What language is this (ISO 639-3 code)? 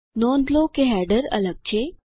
guj